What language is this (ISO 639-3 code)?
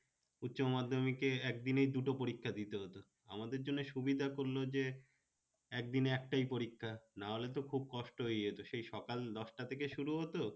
ben